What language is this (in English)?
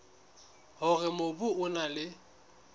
Southern Sotho